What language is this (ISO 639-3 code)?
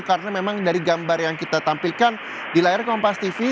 ind